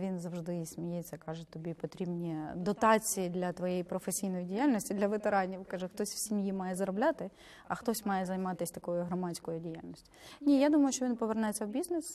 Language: Ukrainian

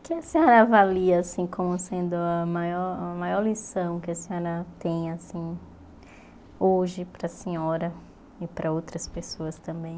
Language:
Portuguese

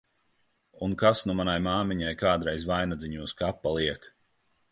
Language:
Latvian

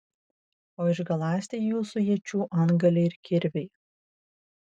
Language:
Lithuanian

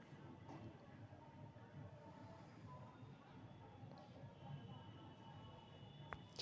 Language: Magahi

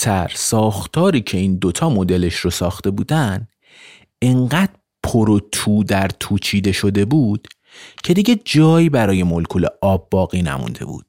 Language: Persian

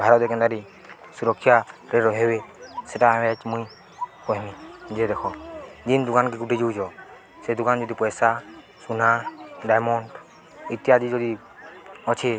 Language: Odia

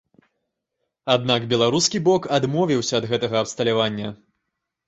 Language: Belarusian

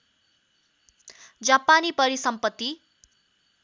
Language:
Nepali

